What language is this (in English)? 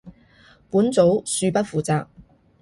Cantonese